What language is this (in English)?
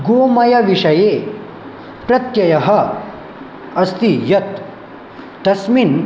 Sanskrit